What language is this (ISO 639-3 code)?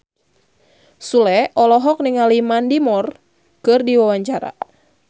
sun